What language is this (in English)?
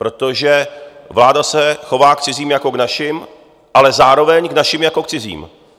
Czech